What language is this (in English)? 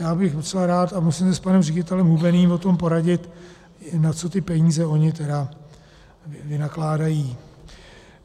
Czech